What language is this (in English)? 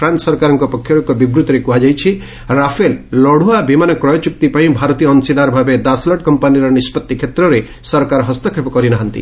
Odia